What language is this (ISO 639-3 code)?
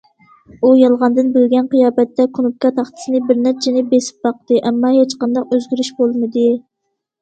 uig